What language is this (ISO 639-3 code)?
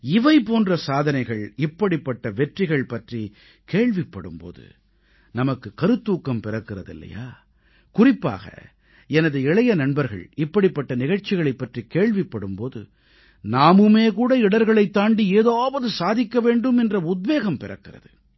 tam